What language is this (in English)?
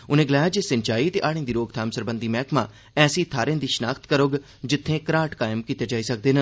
Dogri